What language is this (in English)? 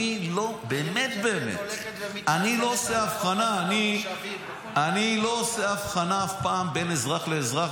Hebrew